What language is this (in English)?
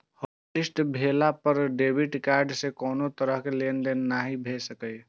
Maithili